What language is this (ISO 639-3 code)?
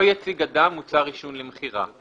heb